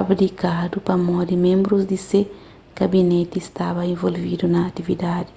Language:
Kabuverdianu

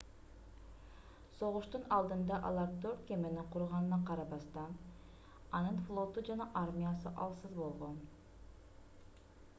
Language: Kyrgyz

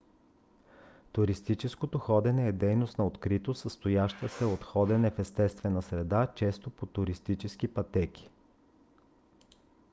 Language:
Bulgarian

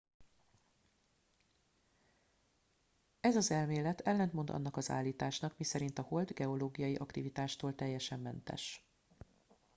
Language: Hungarian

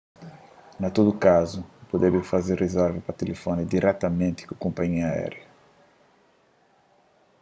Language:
Kabuverdianu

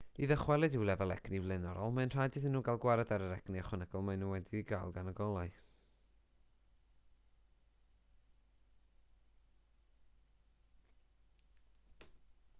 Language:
Welsh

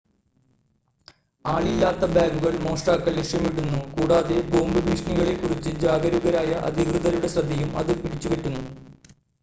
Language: Malayalam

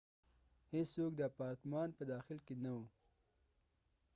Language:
Pashto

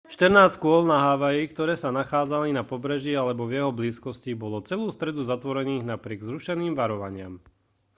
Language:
Slovak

